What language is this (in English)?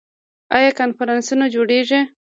Pashto